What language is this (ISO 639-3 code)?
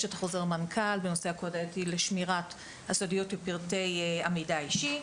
heb